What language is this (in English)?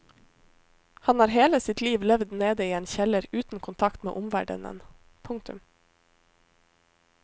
Norwegian